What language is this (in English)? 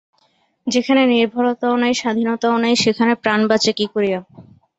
Bangla